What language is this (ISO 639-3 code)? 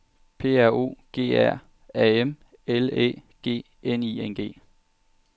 dan